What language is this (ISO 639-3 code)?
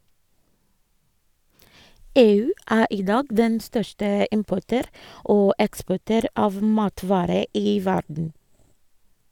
nor